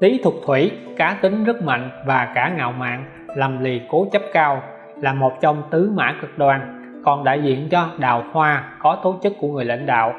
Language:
Vietnamese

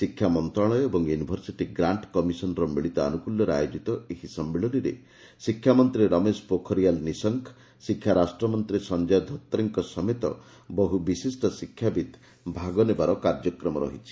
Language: Odia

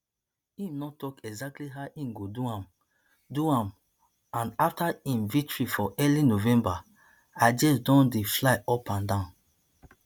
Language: Nigerian Pidgin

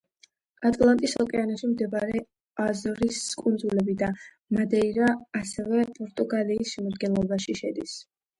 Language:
Georgian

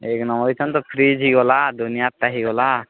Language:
Odia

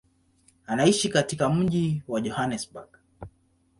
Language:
Swahili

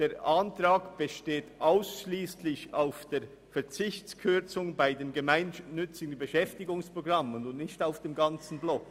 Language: Swiss German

